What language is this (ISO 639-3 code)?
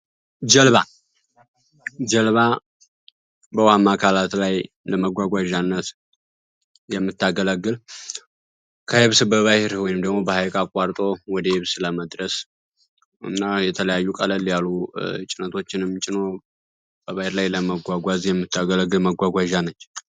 amh